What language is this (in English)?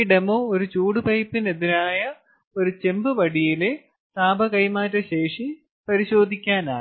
Malayalam